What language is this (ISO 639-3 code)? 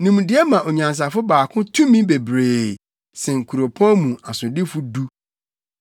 aka